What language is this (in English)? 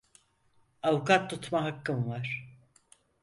Turkish